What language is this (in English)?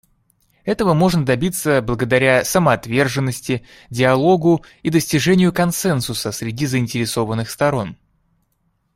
Russian